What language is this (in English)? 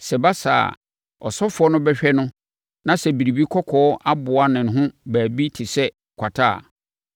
Akan